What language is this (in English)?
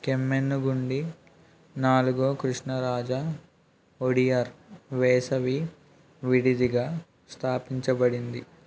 Telugu